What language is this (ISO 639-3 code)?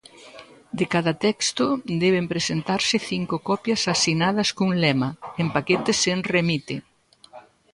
glg